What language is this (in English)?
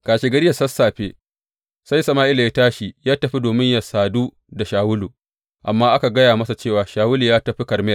Hausa